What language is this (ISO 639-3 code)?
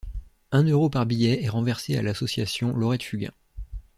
fra